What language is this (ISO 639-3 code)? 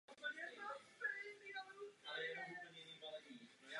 ces